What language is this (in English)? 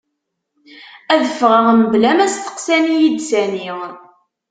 Kabyle